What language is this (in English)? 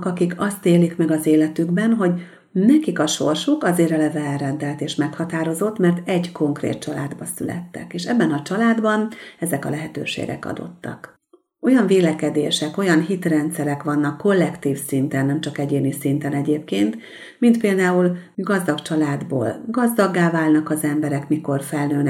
Hungarian